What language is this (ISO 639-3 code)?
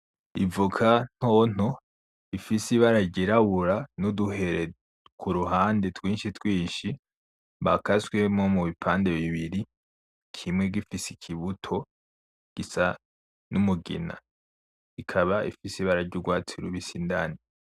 run